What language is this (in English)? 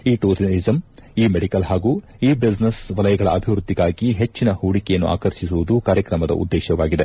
Kannada